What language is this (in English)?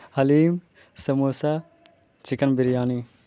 Urdu